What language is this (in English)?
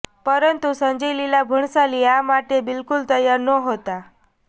Gujarati